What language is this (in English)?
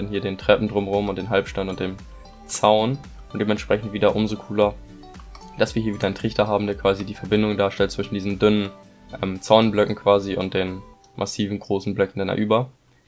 German